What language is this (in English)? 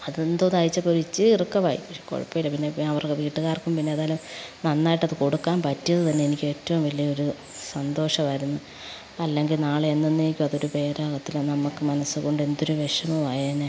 Malayalam